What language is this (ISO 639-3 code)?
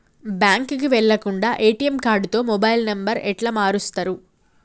tel